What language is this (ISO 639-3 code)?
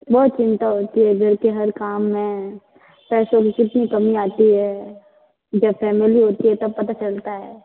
hin